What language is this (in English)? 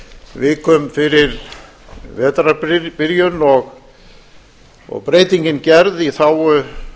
Icelandic